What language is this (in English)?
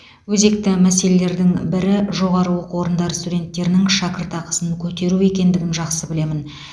Kazakh